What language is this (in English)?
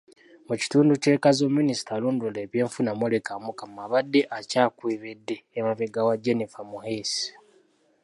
Ganda